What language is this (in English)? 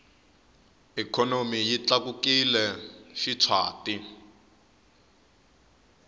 Tsonga